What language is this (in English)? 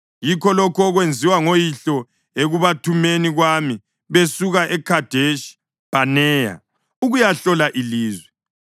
North Ndebele